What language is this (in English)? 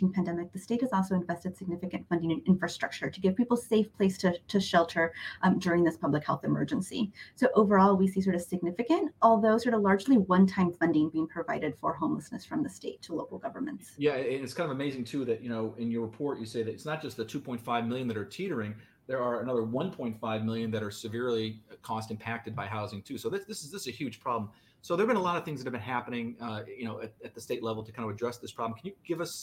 English